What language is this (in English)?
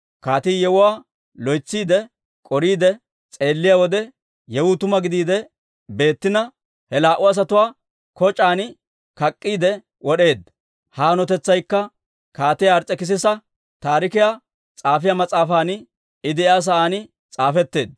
Dawro